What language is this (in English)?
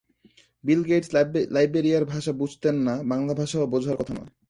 Bangla